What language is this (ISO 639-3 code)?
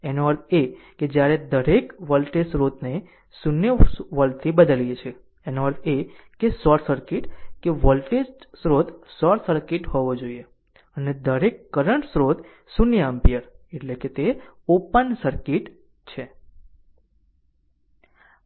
guj